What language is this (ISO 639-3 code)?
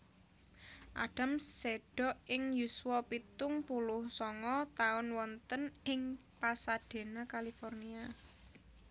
jav